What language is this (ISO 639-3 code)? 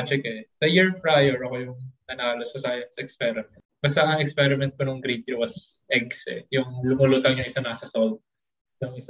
fil